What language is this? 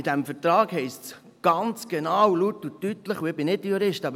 Swiss German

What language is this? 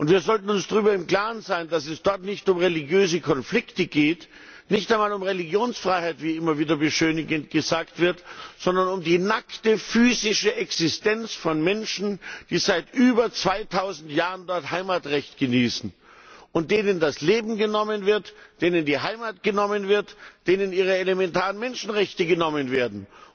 German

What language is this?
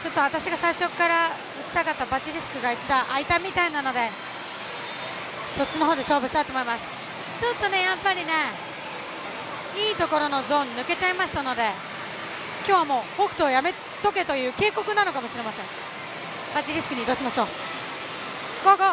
Japanese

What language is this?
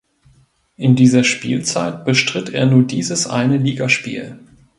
German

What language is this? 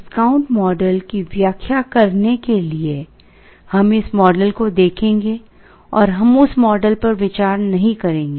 Hindi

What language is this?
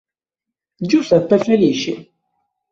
Italian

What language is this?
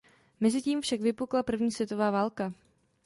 Czech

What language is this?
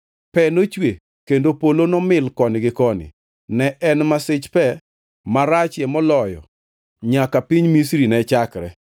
Luo (Kenya and Tanzania)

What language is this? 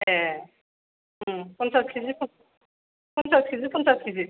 Bodo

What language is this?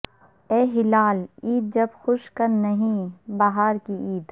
Urdu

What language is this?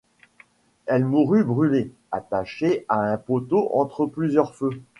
French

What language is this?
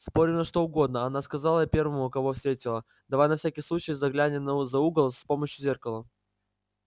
Russian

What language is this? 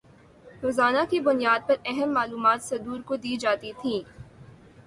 Urdu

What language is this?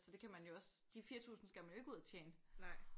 Danish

